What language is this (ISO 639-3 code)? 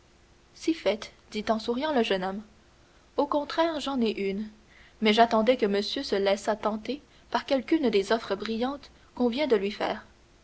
fra